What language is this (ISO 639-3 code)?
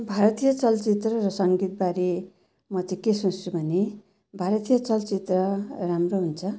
nep